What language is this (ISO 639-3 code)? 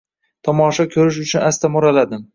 uzb